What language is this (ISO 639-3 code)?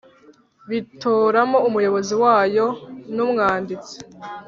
kin